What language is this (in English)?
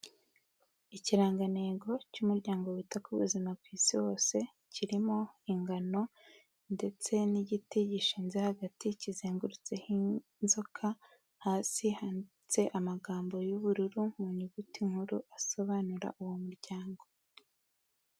Kinyarwanda